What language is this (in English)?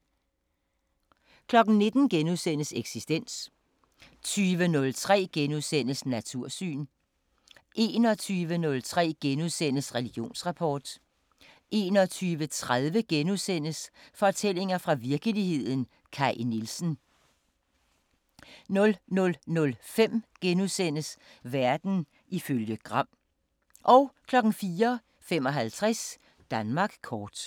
Danish